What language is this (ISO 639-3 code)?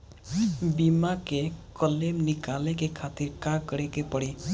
bho